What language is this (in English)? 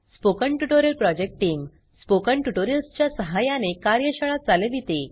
Marathi